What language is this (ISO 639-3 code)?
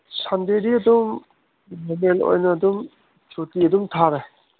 mni